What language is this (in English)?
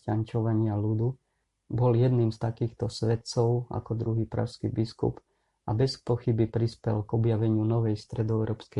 Slovak